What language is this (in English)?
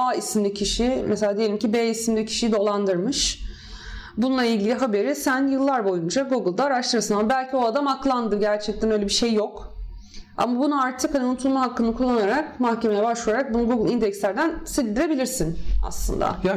Turkish